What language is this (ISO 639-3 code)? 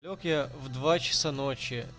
rus